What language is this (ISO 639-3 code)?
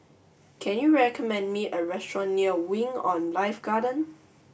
eng